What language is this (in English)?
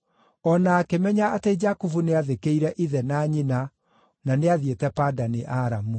Kikuyu